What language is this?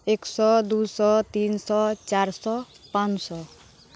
Maithili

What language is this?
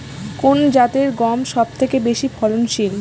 Bangla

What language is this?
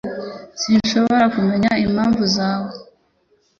Kinyarwanda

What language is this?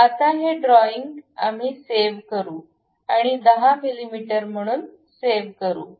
Marathi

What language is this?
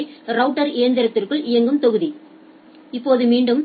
Tamil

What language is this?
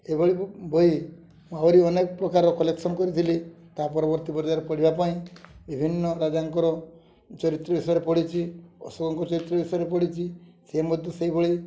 Odia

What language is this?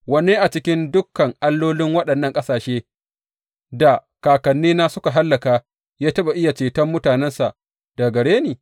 Hausa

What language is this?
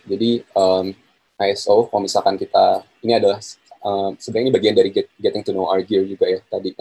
Indonesian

